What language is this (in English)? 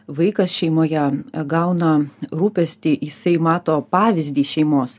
Lithuanian